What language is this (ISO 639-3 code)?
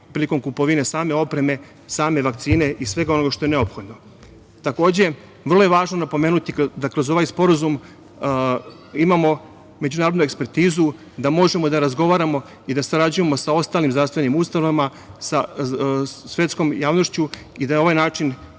srp